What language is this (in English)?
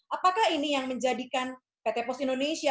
Indonesian